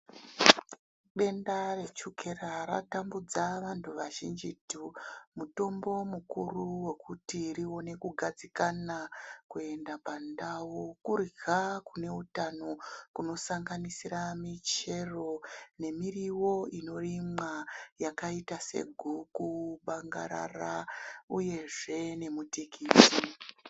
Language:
Ndau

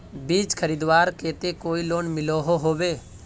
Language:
Magahi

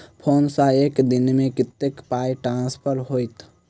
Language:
Maithili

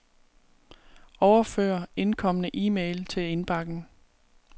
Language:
Danish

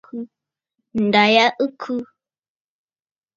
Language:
Bafut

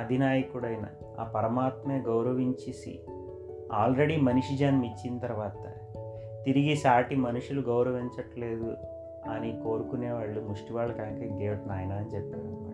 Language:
Telugu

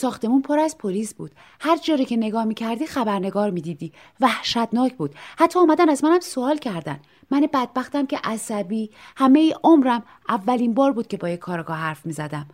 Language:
Persian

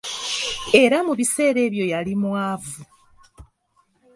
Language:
Ganda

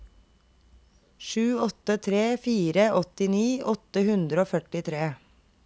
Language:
Norwegian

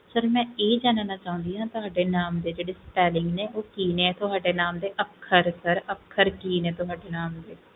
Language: Punjabi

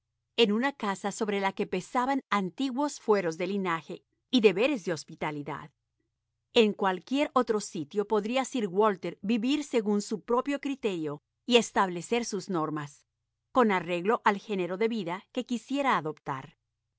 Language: Spanish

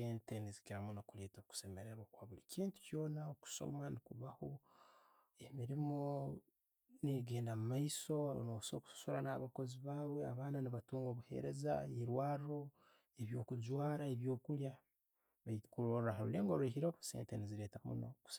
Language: Tooro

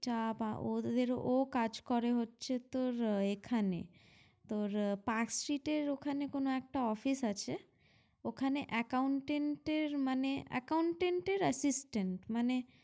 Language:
Bangla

